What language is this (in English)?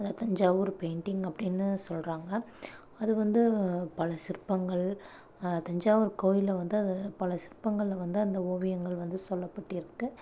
Tamil